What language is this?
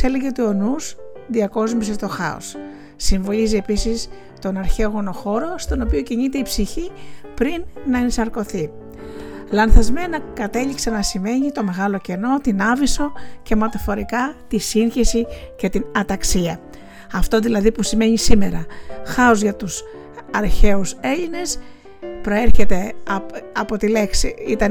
Greek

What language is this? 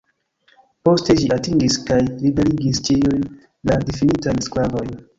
Esperanto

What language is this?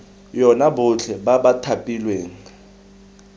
Tswana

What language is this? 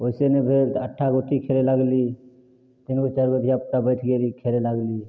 Maithili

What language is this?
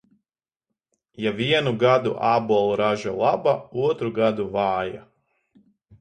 Latvian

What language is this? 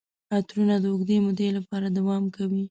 Pashto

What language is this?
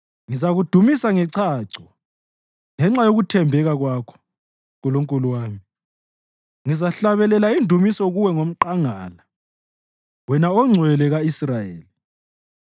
North Ndebele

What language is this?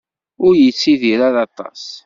Kabyle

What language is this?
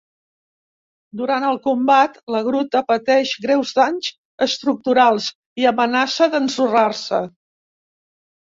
Catalan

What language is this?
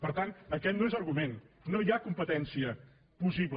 Catalan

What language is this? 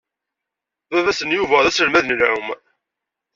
Kabyle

